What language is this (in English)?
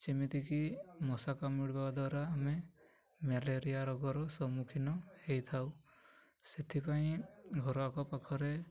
Odia